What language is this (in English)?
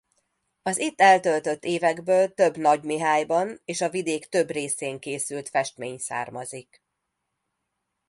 Hungarian